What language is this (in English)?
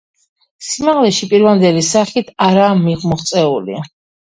Georgian